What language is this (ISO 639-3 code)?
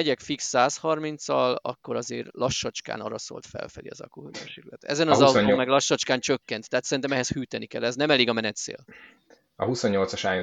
hun